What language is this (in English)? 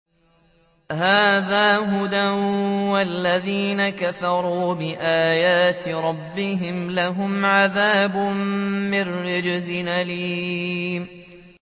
Arabic